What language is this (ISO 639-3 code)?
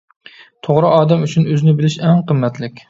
uig